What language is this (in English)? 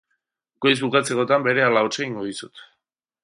Basque